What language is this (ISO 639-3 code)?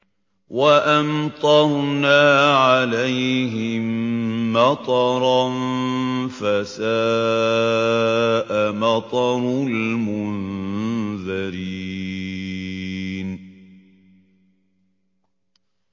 ara